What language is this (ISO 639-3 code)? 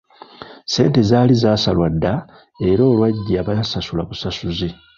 lug